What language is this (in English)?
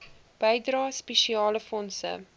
Afrikaans